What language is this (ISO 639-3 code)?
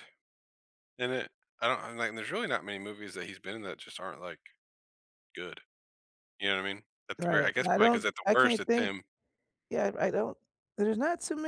eng